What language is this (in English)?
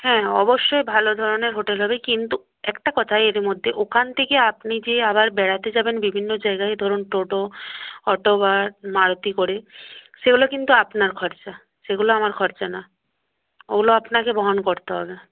Bangla